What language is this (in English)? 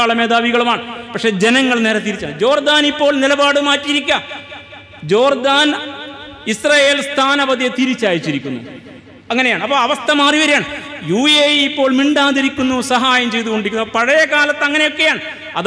Arabic